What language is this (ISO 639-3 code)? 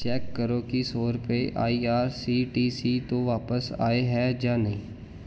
pan